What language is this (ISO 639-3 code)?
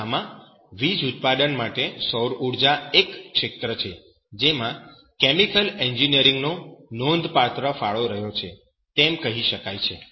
guj